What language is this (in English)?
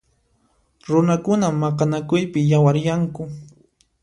Puno Quechua